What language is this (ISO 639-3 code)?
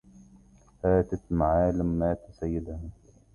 ara